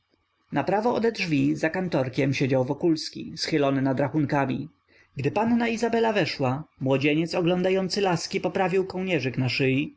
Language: Polish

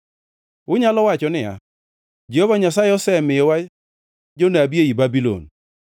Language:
Luo (Kenya and Tanzania)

